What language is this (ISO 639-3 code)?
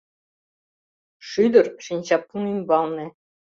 chm